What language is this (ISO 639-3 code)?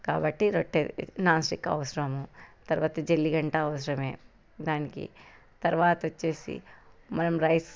tel